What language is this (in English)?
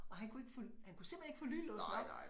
Danish